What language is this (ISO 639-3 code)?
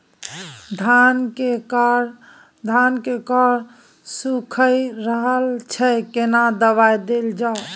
mai